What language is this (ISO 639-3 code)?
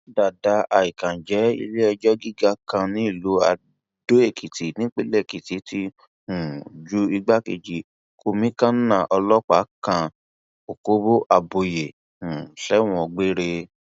yor